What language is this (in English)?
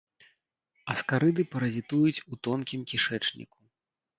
Belarusian